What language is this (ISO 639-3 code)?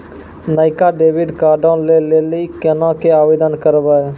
mai